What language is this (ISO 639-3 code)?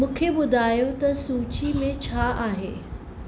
snd